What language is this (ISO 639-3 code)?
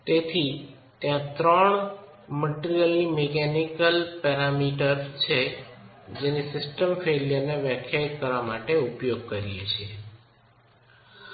guj